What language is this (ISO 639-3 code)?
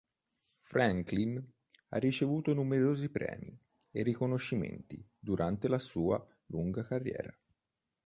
ita